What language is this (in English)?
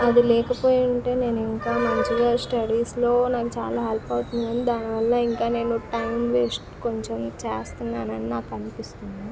Telugu